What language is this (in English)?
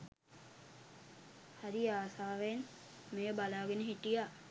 Sinhala